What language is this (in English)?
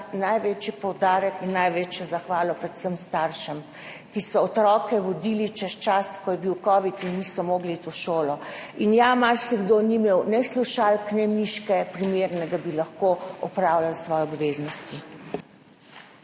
Slovenian